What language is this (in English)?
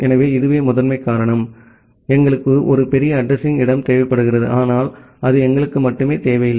Tamil